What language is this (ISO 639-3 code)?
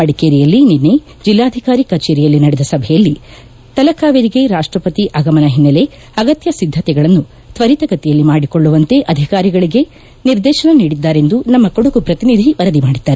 kan